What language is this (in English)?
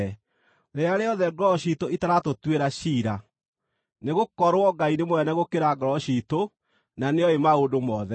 Kikuyu